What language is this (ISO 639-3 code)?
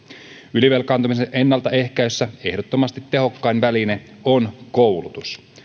fin